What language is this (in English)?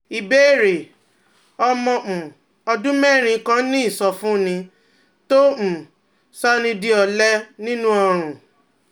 Yoruba